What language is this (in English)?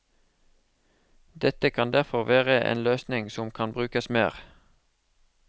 Norwegian